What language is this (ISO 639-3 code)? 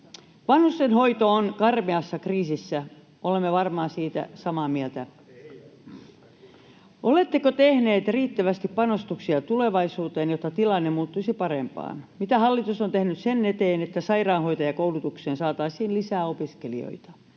fin